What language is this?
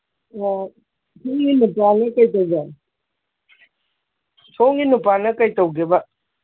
Manipuri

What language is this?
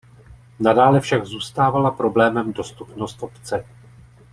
Czech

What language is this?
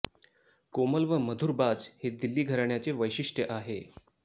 Marathi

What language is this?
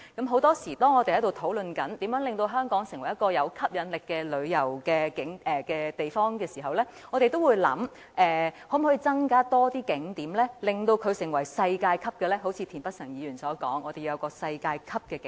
Cantonese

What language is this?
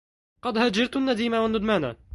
Arabic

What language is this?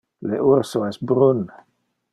Interlingua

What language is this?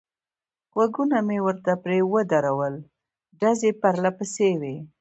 Pashto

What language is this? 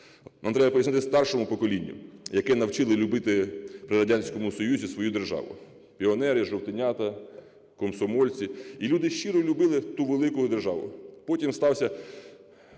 Ukrainian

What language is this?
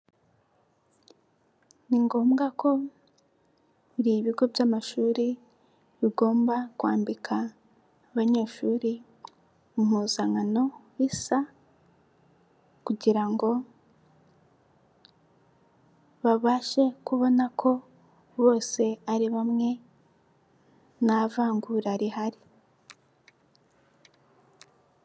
Kinyarwanda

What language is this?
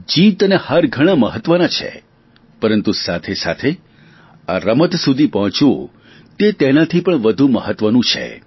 Gujarati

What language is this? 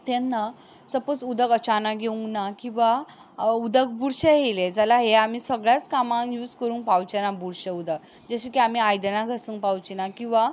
Konkani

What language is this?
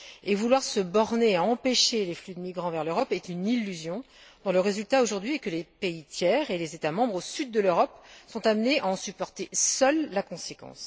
French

